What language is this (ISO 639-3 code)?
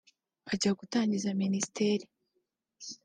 kin